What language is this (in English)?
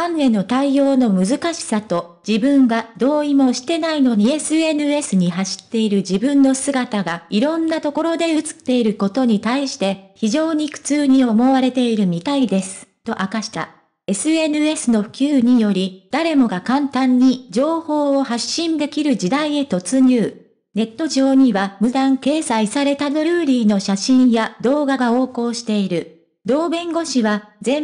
Japanese